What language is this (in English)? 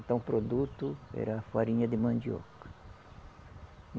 Portuguese